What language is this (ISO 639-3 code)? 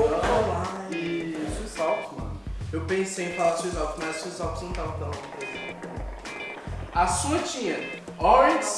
por